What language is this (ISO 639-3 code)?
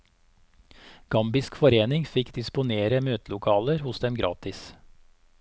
nor